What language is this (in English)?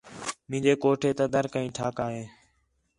Khetrani